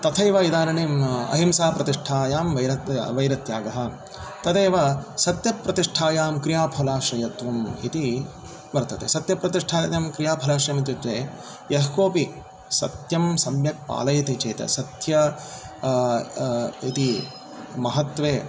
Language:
Sanskrit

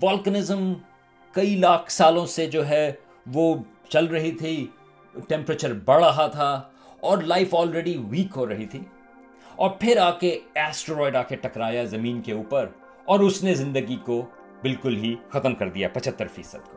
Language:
Urdu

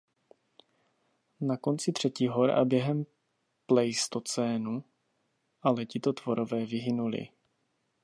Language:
Czech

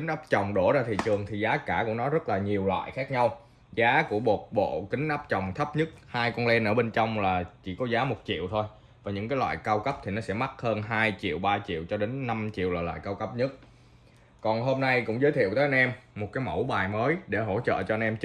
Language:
Vietnamese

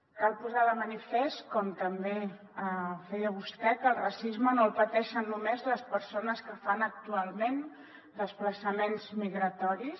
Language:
Catalan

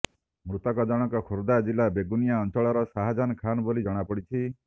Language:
Odia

